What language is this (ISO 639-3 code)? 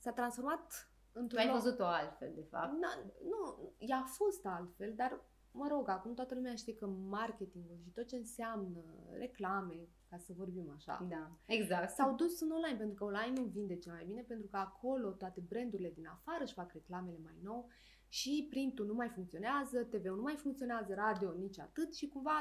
ron